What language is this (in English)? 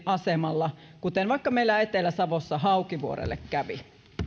Finnish